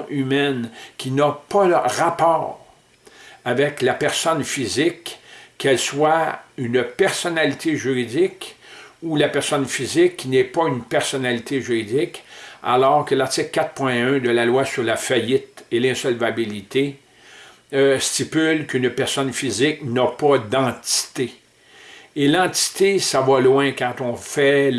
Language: French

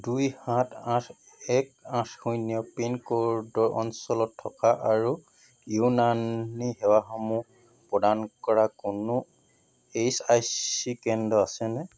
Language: Assamese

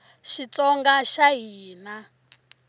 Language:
Tsonga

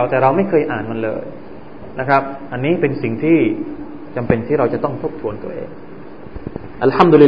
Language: Thai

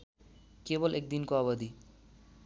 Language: Nepali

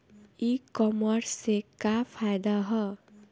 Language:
Bhojpuri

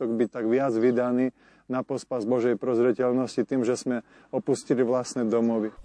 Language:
Slovak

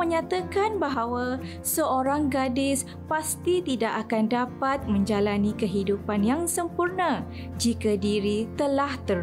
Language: Malay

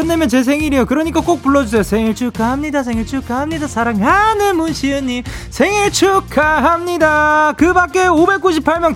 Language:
Korean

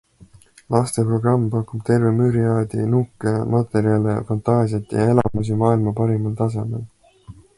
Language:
Estonian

